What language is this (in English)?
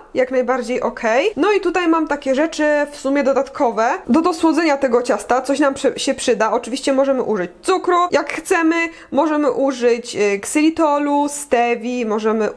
Polish